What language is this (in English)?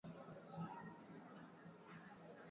Swahili